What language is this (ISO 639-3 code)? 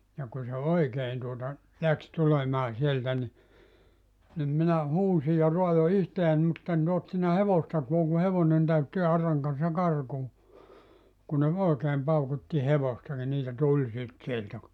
fin